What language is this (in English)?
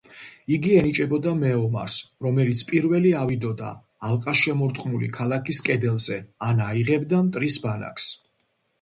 Georgian